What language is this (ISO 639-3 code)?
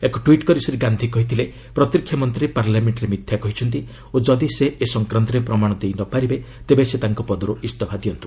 ori